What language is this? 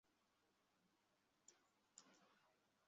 Bangla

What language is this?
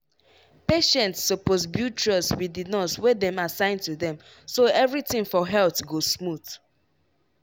Nigerian Pidgin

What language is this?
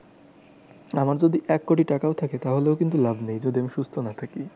Bangla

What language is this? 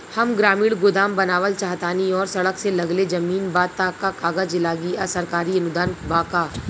Bhojpuri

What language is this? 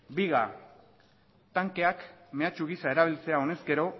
Basque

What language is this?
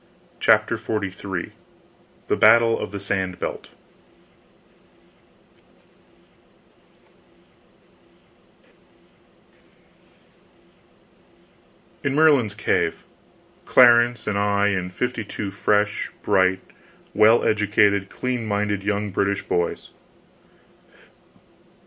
English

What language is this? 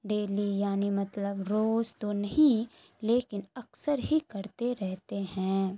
Urdu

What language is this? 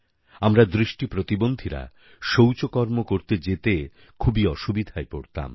Bangla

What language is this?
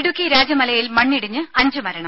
Malayalam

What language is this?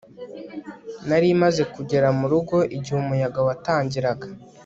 Kinyarwanda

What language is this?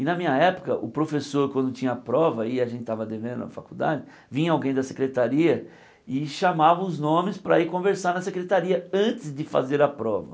Portuguese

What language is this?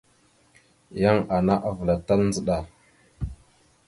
Mada (Cameroon)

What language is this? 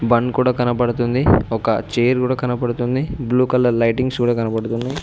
Telugu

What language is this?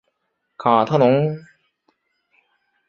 Chinese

